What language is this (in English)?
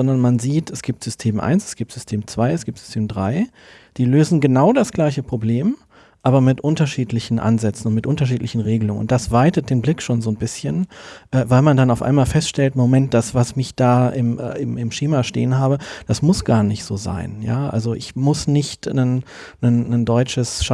German